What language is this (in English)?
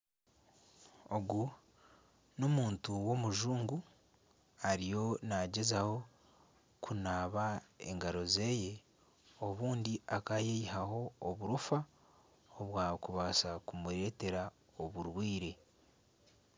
Nyankole